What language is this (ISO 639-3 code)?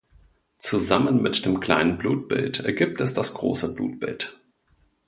deu